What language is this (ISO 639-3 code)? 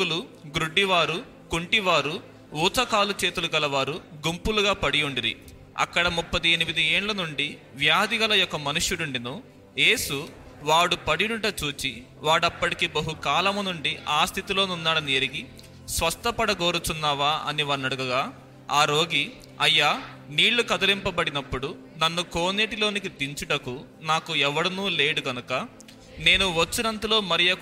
tel